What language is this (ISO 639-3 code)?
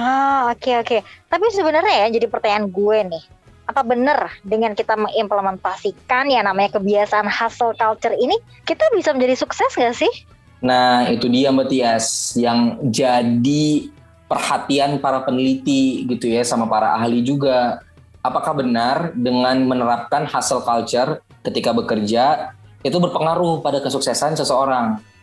ind